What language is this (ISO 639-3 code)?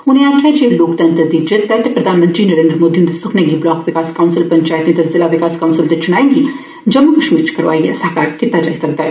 doi